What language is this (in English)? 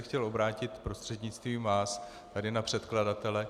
Czech